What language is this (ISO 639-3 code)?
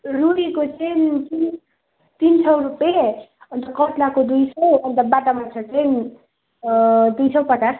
nep